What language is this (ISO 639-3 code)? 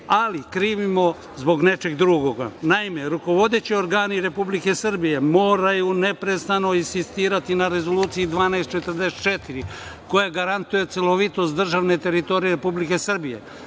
srp